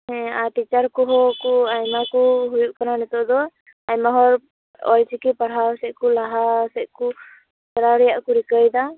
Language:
Santali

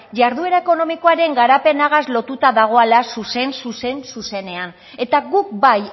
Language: Basque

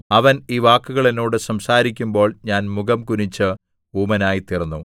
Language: Malayalam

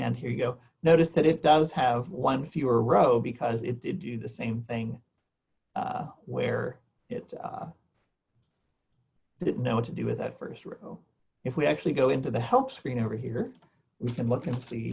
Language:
English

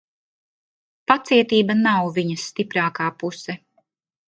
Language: Latvian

